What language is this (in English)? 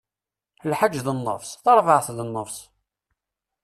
Kabyle